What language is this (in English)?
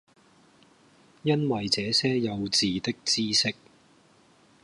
Cantonese